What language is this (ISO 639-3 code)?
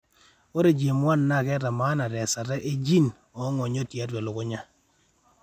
mas